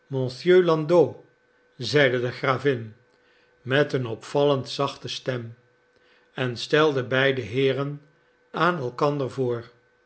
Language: Dutch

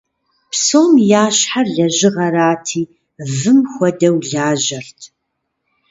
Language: Kabardian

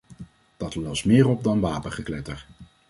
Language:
Dutch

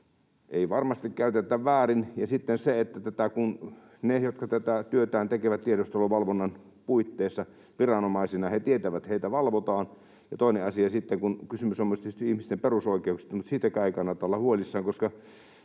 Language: Finnish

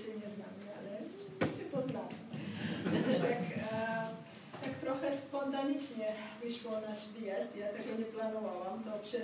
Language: Polish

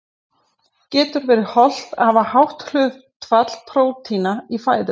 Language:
Icelandic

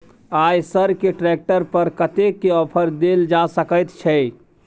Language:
Maithili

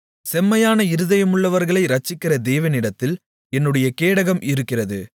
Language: Tamil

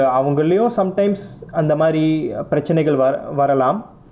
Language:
English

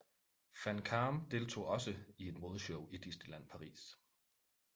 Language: Danish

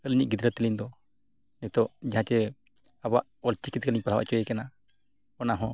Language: Santali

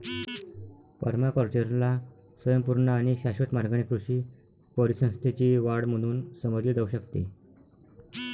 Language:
Marathi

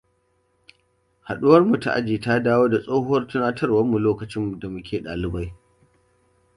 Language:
Hausa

